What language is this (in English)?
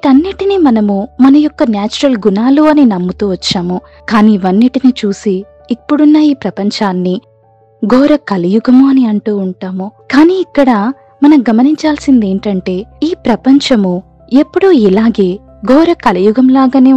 Telugu